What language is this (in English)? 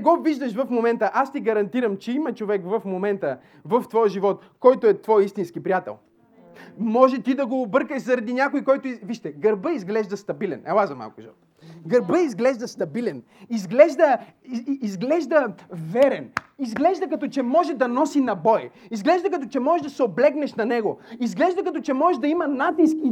Bulgarian